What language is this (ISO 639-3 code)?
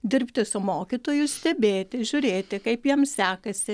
lit